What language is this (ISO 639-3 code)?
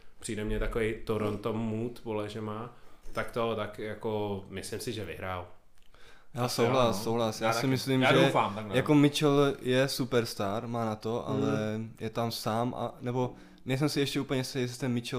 ces